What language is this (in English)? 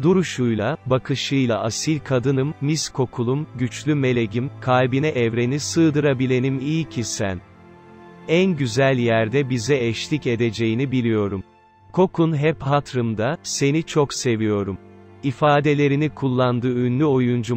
Turkish